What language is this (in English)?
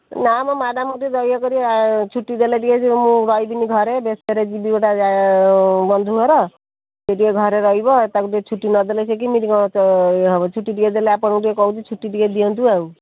Odia